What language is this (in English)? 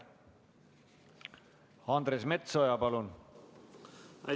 Estonian